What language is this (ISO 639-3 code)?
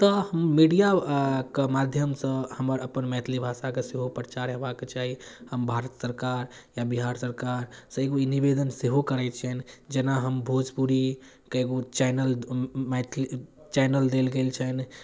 mai